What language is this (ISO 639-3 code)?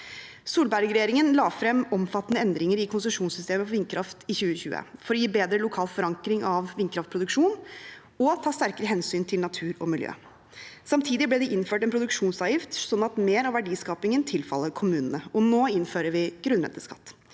nor